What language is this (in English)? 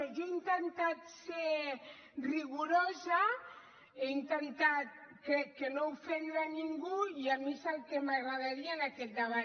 Catalan